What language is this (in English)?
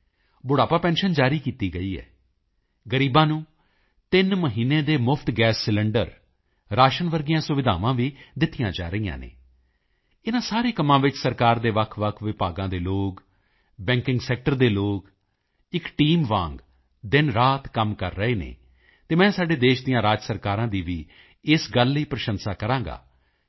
Punjabi